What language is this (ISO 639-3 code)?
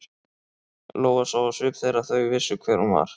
isl